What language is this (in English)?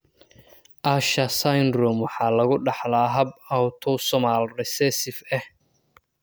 Somali